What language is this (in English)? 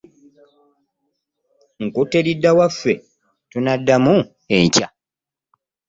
Ganda